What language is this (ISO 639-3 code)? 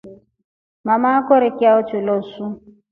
rof